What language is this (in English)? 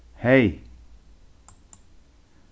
Faroese